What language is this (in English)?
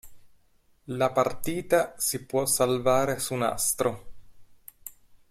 Italian